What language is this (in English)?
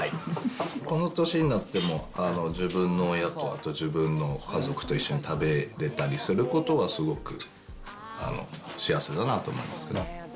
Japanese